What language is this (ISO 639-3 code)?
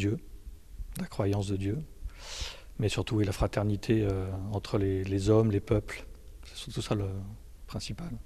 ara